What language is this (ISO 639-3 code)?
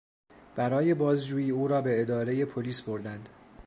fas